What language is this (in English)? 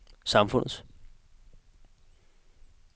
Danish